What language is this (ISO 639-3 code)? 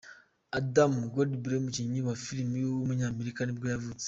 kin